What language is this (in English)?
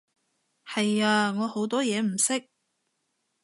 Cantonese